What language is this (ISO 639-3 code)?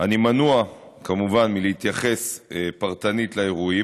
heb